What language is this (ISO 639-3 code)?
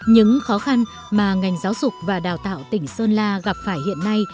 vie